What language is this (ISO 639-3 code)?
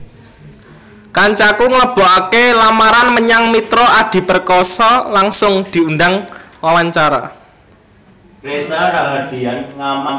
jav